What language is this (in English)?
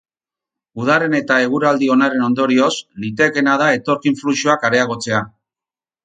Basque